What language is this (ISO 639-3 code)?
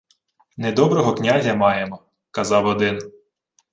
ukr